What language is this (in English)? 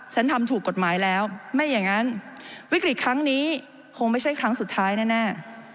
Thai